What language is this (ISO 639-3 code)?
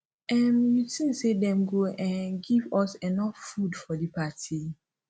pcm